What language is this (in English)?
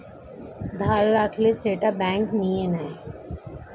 Bangla